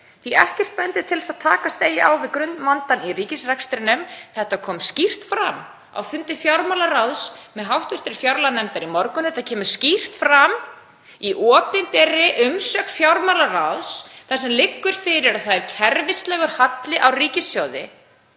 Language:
Icelandic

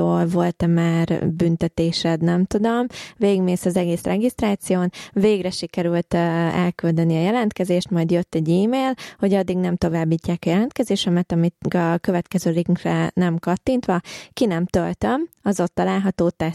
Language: Hungarian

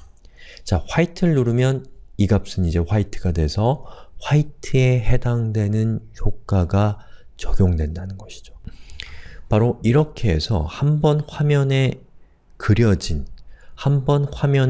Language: Korean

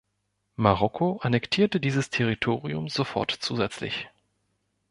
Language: German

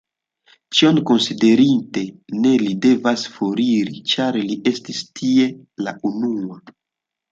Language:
Esperanto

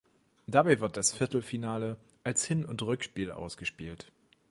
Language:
German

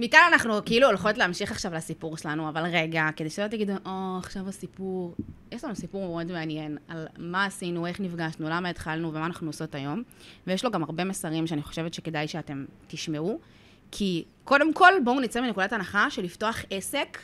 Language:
Hebrew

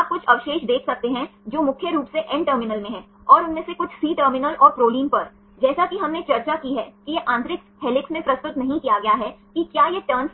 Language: Hindi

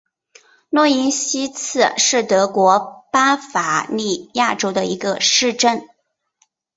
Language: Chinese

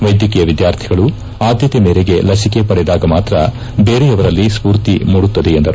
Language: Kannada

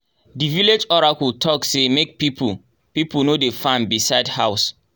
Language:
Nigerian Pidgin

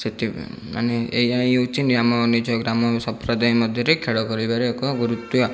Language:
Odia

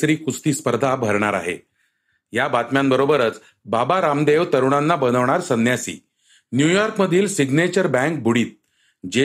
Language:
Marathi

